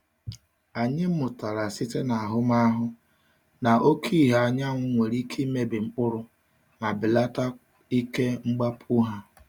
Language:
Igbo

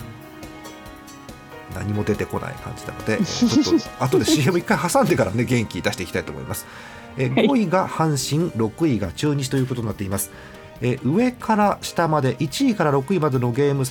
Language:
Japanese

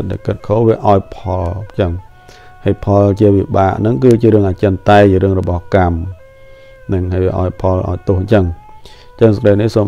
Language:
Thai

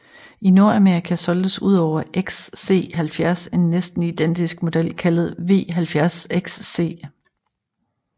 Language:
Danish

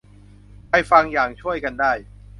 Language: Thai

